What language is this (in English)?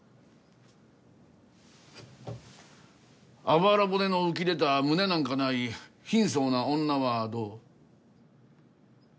Japanese